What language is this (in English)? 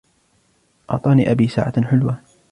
Arabic